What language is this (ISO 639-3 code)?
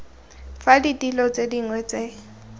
tsn